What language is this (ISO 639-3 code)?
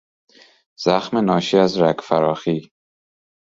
fas